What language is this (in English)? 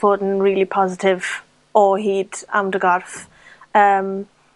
Welsh